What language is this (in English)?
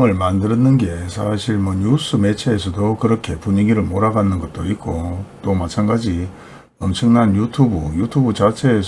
Korean